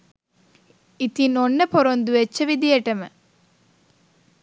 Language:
Sinhala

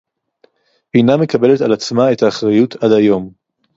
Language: Hebrew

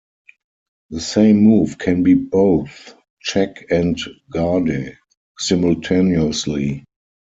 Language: English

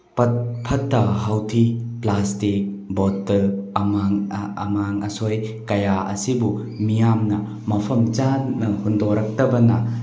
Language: Manipuri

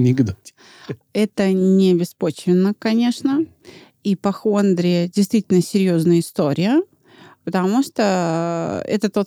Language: Russian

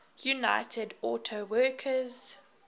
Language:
English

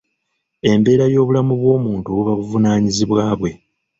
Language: Ganda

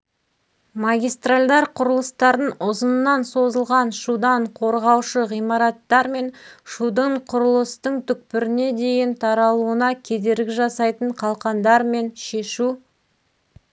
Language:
Kazakh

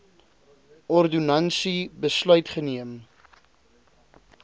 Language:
Afrikaans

